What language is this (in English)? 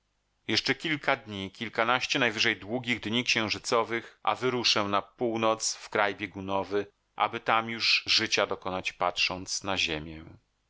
Polish